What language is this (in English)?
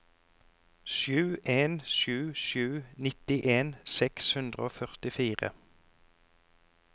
Norwegian